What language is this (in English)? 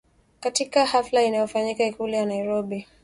Swahili